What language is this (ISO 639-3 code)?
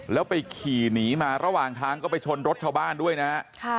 tha